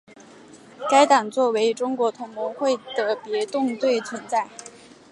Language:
Chinese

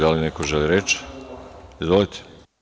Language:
Serbian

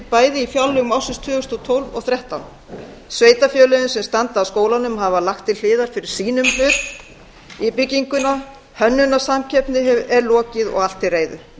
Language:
Icelandic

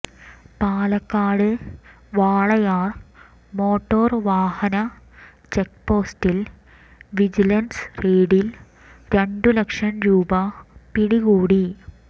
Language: Malayalam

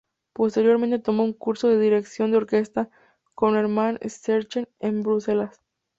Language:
Spanish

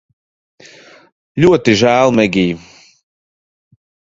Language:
Latvian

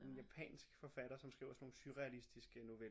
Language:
Danish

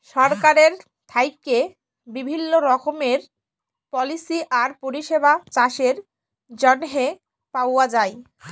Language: Bangla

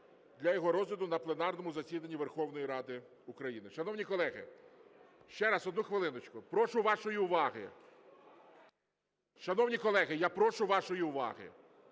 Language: Ukrainian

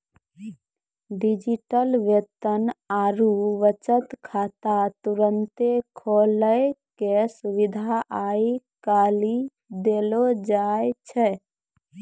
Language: Maithili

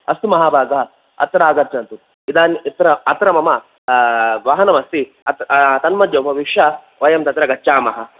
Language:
Sanskrit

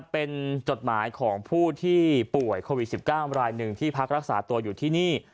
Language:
Thai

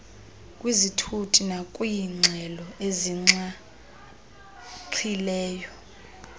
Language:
Xhosa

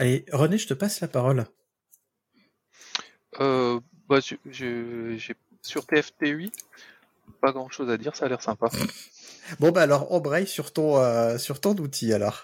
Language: French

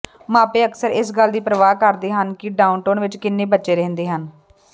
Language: Punjabi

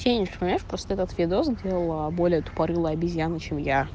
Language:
Russian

